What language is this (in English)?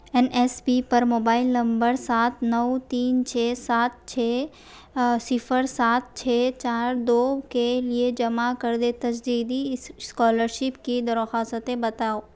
Urdu